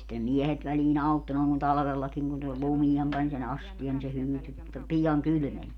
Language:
Finnish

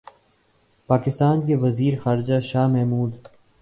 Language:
Urdu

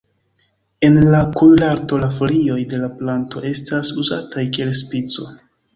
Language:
Esperanto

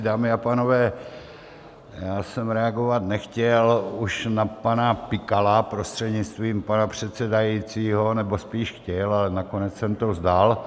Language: Czech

